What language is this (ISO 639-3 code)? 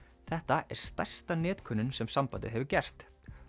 isl